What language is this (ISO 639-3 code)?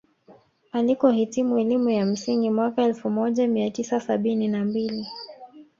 swa